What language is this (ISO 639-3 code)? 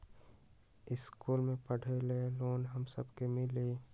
mag